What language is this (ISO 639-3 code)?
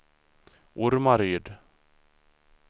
swe